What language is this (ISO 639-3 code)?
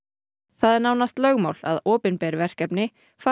isl